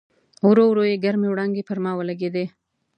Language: Pashto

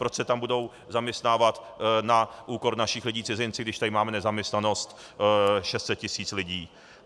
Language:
Czech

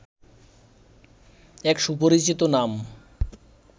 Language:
Bangla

